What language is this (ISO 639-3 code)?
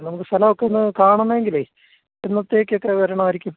mal